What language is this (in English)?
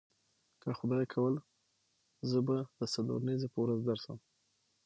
Pashto